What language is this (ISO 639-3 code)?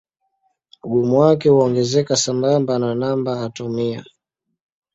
swa